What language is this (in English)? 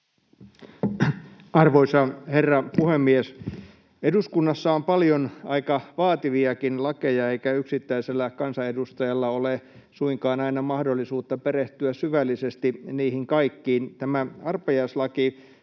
Finnish